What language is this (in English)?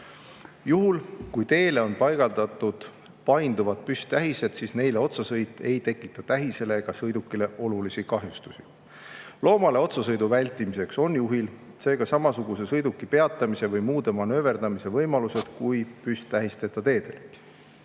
Estonian